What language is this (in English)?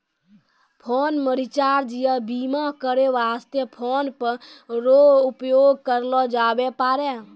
Maithili